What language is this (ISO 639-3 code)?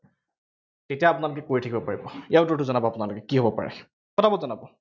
asm